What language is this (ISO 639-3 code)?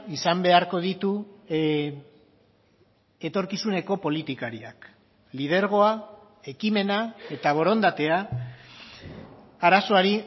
eus